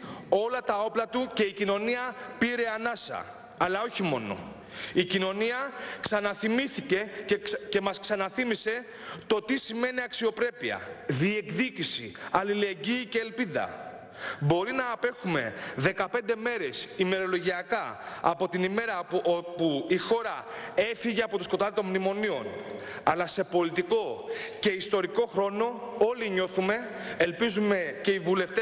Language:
Greek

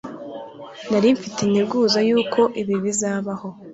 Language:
Kinyarwanda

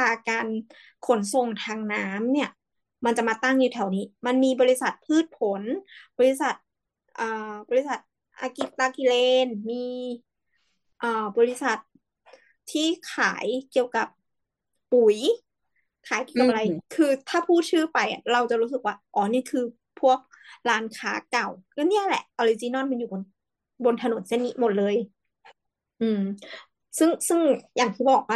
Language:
Thai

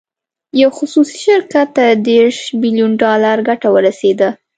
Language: Pashto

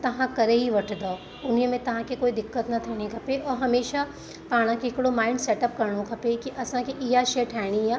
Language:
Sindhi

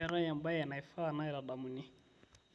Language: Masai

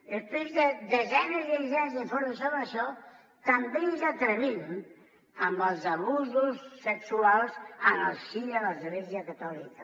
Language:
Catalan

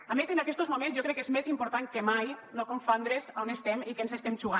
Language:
Catalan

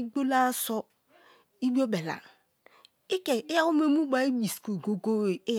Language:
Kalabari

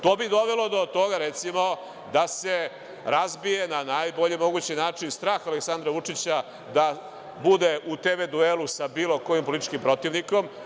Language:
Serbian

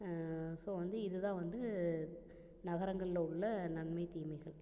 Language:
Tamil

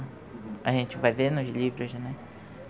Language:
Portuguese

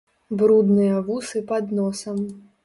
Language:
Belarusian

